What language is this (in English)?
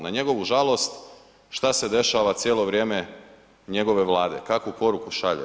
Croatian